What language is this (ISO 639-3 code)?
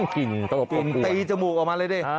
tha